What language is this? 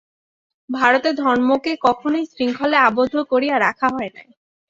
Bangla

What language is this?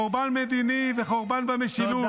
Hebrew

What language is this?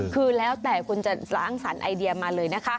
Thai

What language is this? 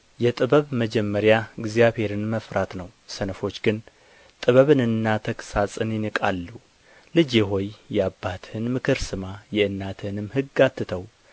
Amharic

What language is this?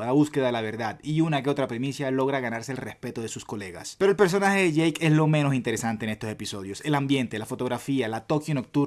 Spanish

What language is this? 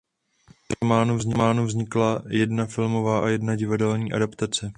Czech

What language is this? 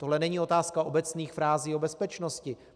Czech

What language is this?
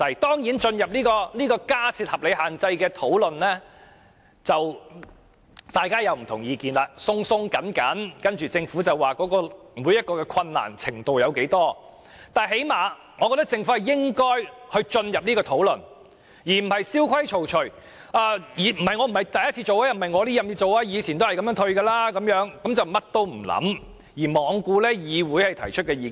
Cantonese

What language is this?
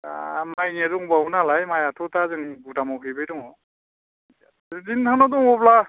Bodo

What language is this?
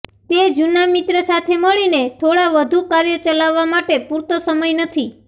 Gujarati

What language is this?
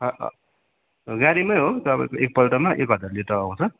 Nepali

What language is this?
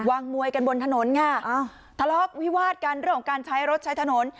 Thai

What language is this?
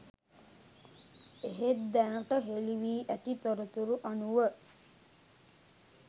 Sinhala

